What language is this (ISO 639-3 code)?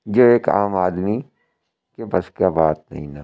urd